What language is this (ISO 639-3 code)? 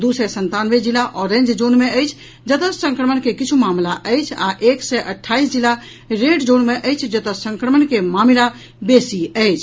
mai